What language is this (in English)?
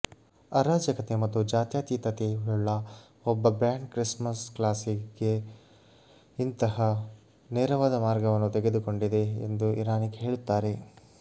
Kannada